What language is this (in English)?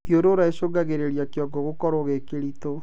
Kikuyu